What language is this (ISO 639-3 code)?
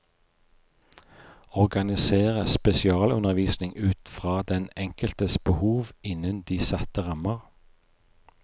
nor